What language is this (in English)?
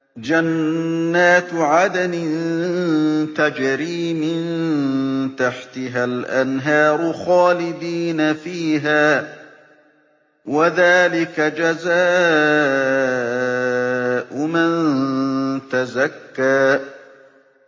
Arabic